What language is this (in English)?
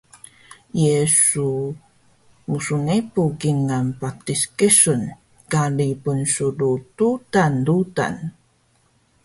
Taroko